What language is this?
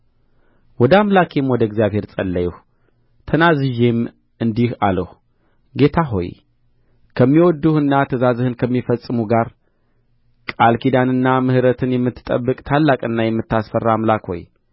Amharic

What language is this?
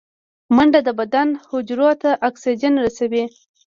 Pashto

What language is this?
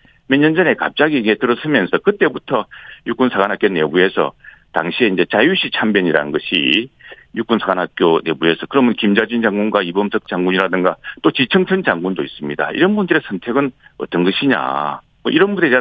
Korean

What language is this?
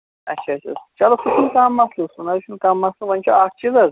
Kashmiri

